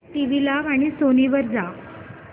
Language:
Marathi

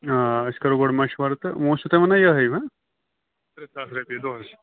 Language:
Kashmiri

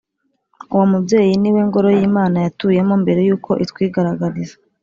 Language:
Kinyarwanda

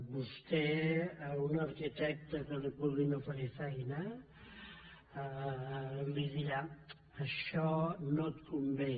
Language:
Catalan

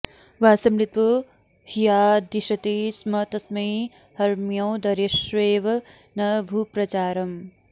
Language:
Sanskrit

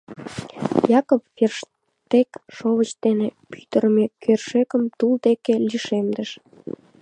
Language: Mari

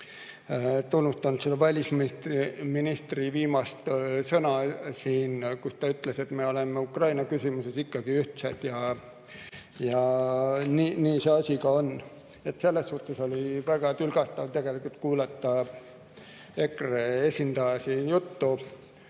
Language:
Estonian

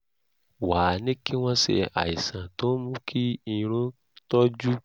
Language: Yoruba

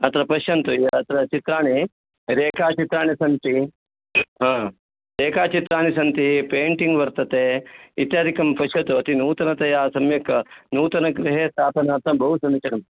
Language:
Sanskrit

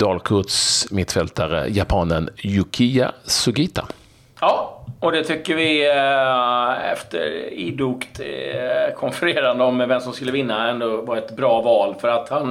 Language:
Swedish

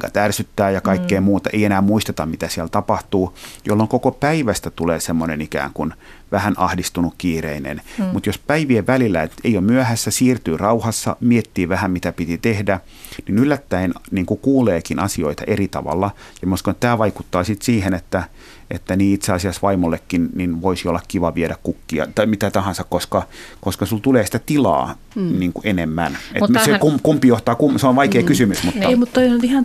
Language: Finnish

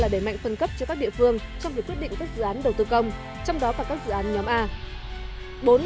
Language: Vietnamese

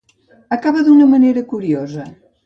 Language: Catalan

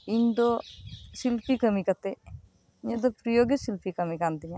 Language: Santali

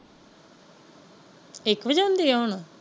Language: Punjabi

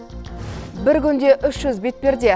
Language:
Kazakh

